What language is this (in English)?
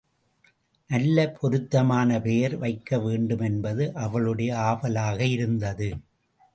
Tamil